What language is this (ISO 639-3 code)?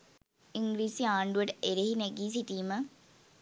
sin